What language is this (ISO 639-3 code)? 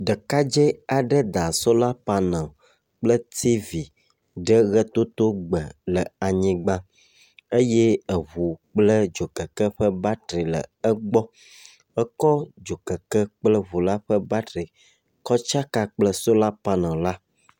ewe